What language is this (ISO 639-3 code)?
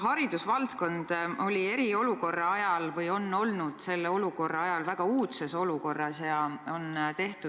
est